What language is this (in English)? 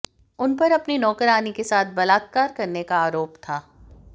Hindi